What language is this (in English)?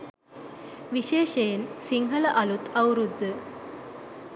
Sinhala